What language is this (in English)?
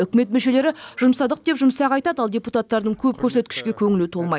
Kazakh